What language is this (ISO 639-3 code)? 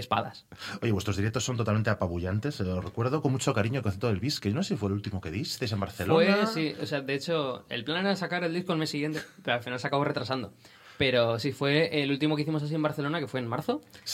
spa